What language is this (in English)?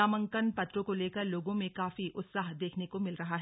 Hindi